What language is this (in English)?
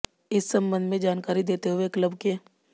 Hindi